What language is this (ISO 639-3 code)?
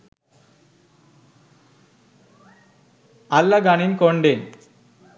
sin